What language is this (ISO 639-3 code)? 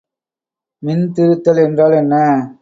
tam